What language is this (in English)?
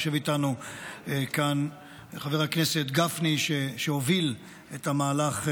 Hebrew